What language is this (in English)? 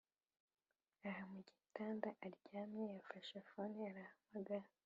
Kinyarwanda